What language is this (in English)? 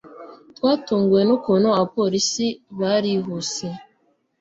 Kinyarwanda